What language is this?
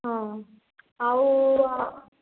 Odia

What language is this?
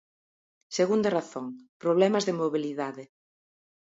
Galician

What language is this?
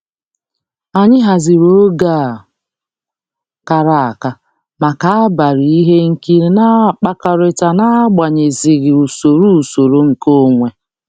Igbo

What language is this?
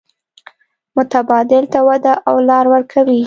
Pashto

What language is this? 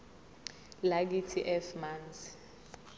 Zulu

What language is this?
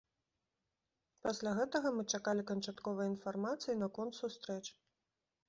Belarusian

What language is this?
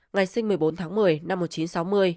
Vietnamese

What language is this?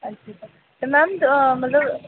Dogri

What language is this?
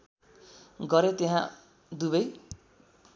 Nepali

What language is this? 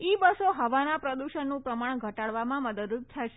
Gujarati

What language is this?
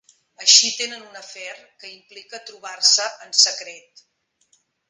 Catalan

